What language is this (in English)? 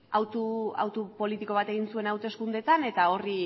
Basque